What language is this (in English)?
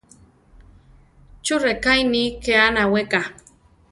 Central Tarahumara